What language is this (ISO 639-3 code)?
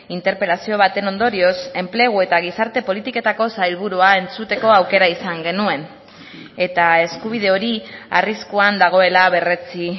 eus